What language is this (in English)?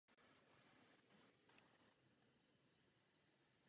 Czech